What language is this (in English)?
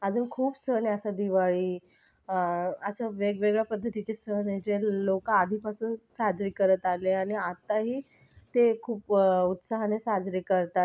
Marathi